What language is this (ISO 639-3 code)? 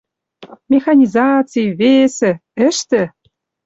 mrj